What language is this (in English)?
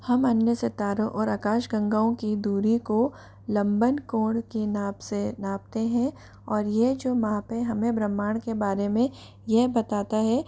Hindi